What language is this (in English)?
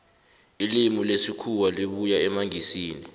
South Ndebele